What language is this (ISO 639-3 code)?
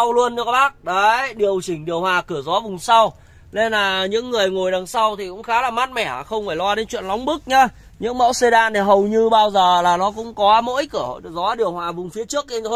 vie